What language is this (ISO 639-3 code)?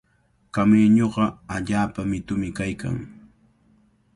qvl